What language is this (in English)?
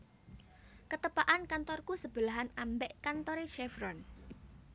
Javanese